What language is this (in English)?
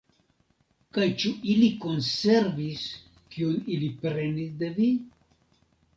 Esperanto